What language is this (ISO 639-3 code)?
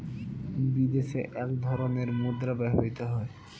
ben